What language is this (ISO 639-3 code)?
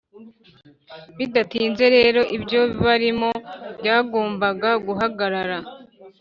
kin